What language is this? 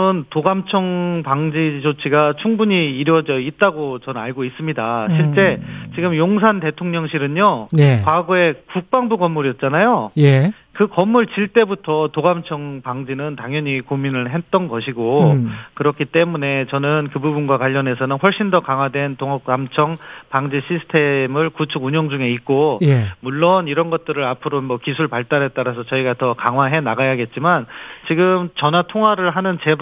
Korean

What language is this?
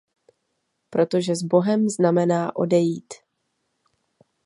Czech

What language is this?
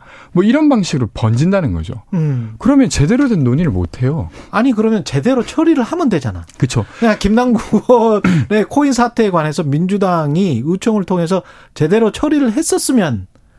Korean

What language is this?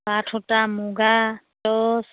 Assamese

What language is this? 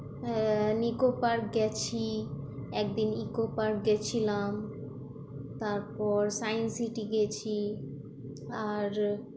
Bangla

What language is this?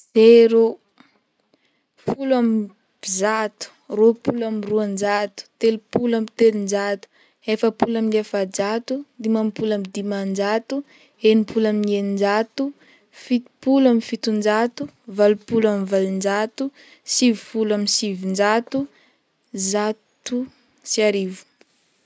Northern Betsimisaraka Malagasy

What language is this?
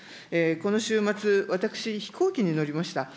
Japanese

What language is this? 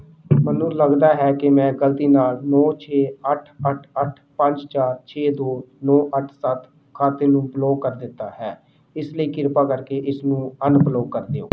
Punjabi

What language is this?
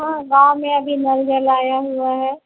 Hindi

